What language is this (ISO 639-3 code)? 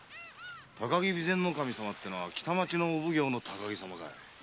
jpn